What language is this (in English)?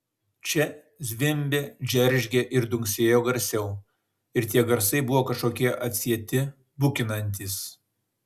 Lithuanian